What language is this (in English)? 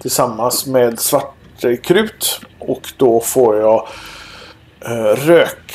Swedish